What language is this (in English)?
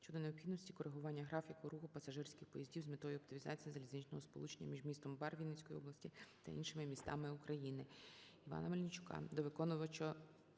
Ukrainian